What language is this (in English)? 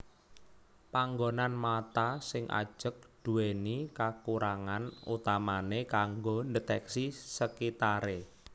Javanese